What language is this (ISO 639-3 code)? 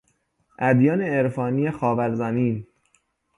fas